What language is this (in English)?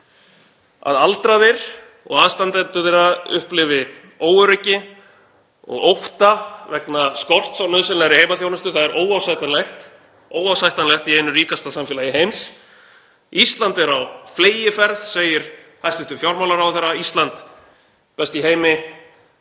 Icelandic